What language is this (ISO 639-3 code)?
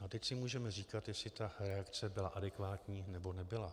ces